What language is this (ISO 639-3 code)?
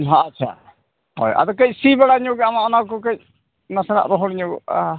sat